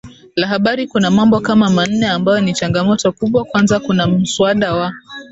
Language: Swahili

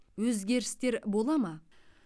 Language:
Kazakh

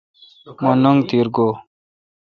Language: Kalkoti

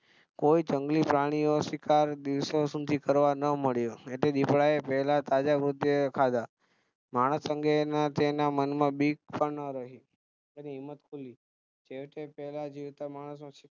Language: Gujarati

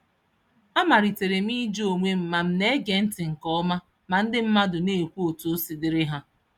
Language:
Igbo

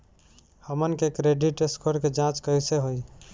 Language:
Bhojpuri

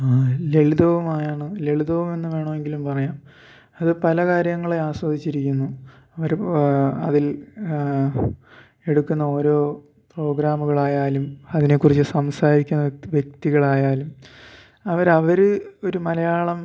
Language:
Malayalam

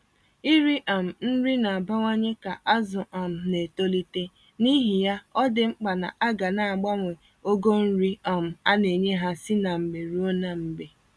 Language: Igbo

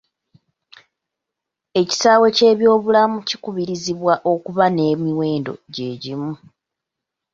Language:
Ganda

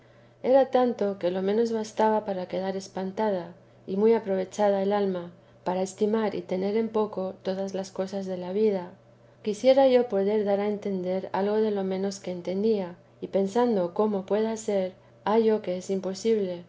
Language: Spanish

